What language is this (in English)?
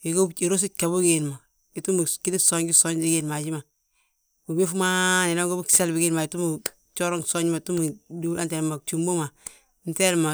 Balanta-Ganja